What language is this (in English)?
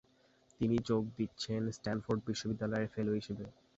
Bangla